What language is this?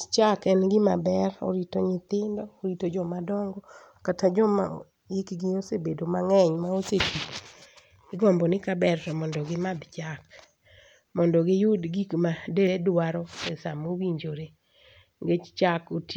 Luo (Kenya and Tanzania)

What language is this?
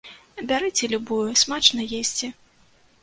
Belarusian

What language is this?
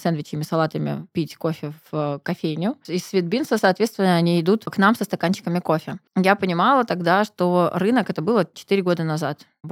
Russian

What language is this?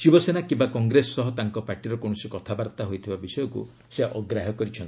Odia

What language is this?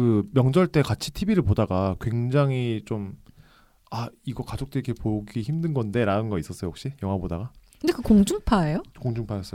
Korean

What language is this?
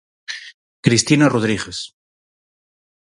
Galician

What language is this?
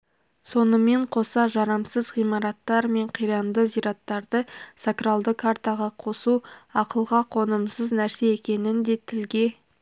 Kazakh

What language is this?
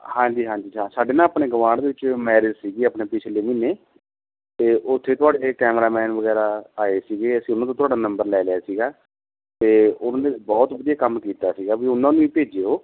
Punjabi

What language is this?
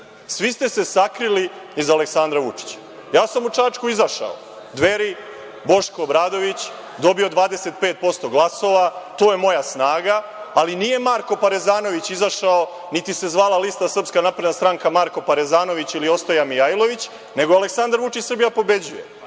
Serbian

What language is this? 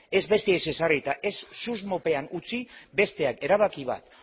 Basque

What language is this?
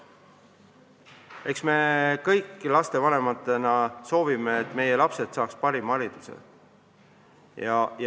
Estonian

